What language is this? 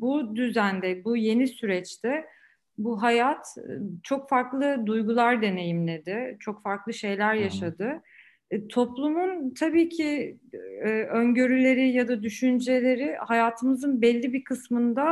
Turkish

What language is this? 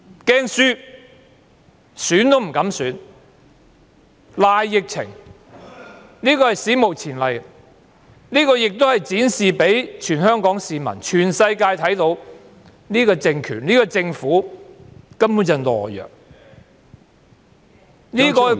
Cantonese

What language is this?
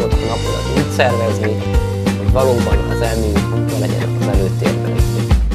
Hungarian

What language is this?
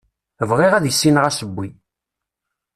Kabyle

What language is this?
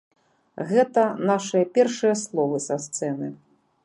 Belarusian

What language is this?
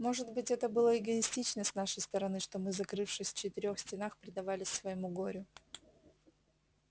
Russian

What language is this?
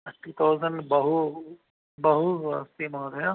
Sanskrit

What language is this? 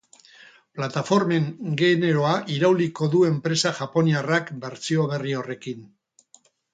Basque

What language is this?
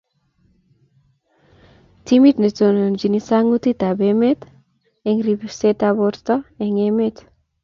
Kalenjin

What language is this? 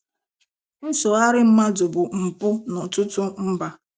Igbo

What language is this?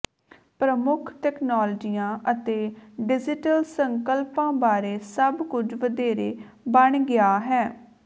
Punjabi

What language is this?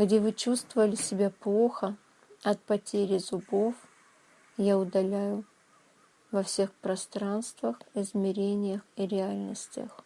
Russian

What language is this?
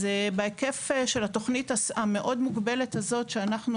Hebrew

